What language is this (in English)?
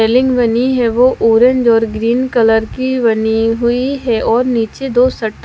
Hindi